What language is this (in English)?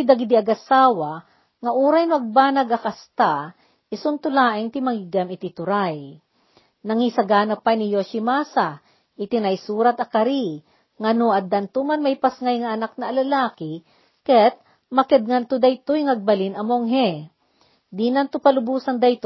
Filipino